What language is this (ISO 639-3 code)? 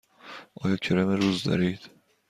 fas